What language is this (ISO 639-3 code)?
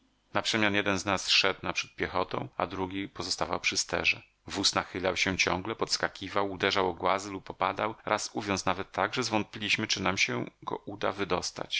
pol